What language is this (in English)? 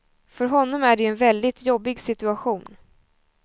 Swedish